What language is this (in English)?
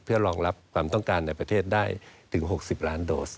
Thai